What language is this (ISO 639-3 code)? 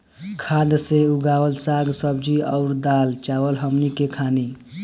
bho